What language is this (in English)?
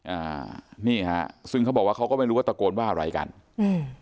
Thai